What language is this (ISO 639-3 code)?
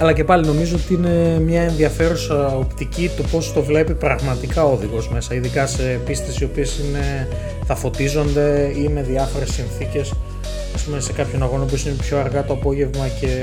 ell